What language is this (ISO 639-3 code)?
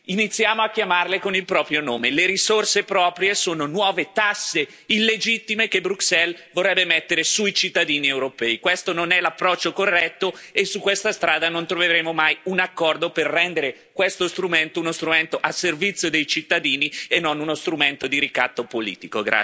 ita